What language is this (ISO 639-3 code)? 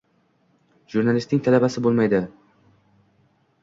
uzb